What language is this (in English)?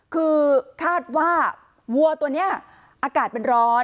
Thai